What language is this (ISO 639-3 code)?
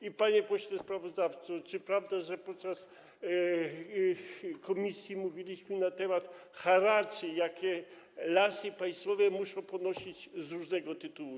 pol